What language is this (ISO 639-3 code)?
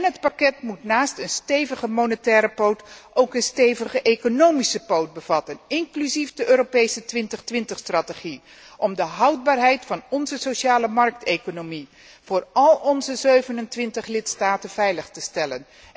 nld